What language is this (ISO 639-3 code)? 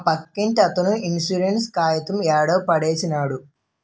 tel